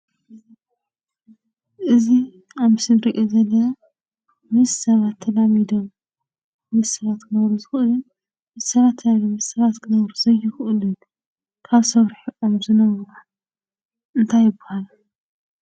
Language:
Tigrinya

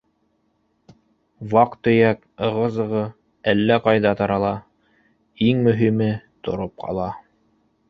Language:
Bashkir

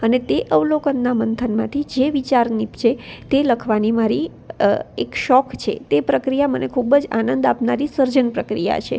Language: Gujarati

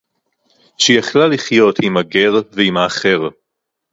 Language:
Hebrew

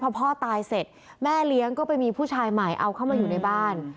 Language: Thai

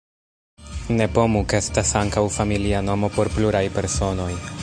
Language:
Esperanto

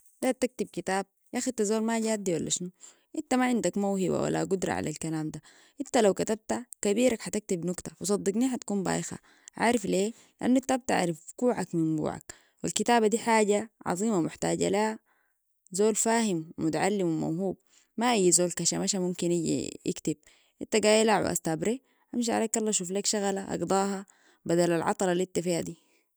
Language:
Sudanese Arabic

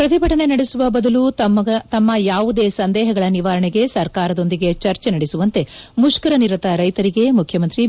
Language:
Kannada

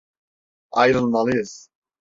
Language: Turkish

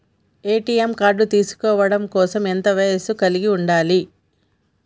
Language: Telugu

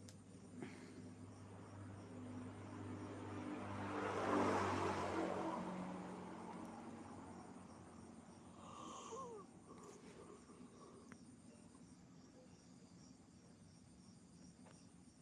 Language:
Indonesian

